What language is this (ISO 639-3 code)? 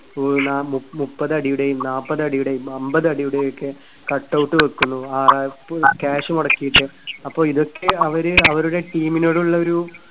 mal